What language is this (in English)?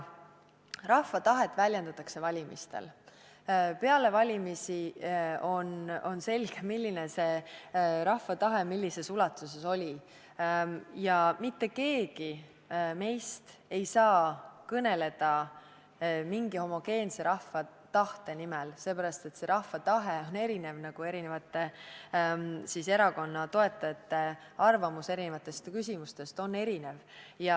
Estonian